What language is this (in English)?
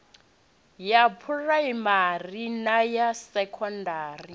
Venda